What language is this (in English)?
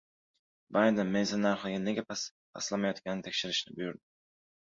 Uzbek